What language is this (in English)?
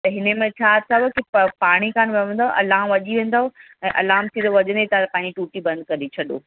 Sindhi